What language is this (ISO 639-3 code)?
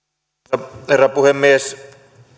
fin